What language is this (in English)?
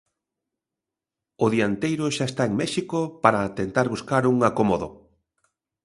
Galician